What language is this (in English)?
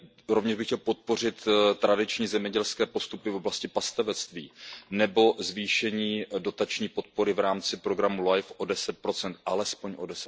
Czech